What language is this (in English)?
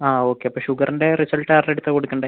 Malayalam